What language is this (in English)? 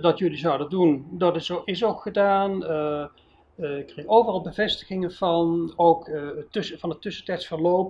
Dutch